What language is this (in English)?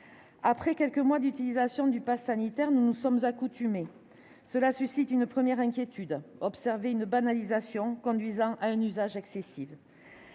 French